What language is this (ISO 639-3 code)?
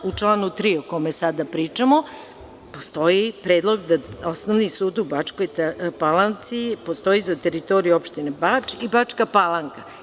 srp